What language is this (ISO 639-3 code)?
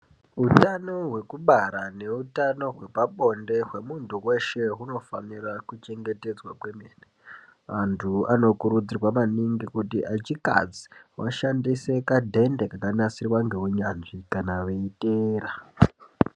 ndc